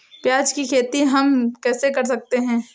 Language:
Hindi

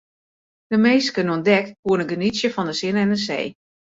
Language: Western Frisian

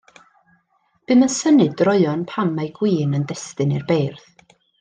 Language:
Welsh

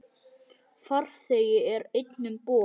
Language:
Icelandic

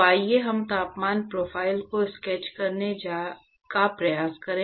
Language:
Hindi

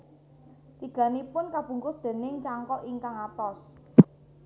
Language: Javanese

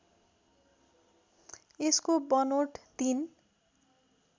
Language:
Nepali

